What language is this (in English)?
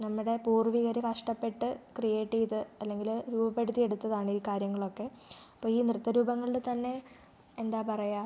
Malayalam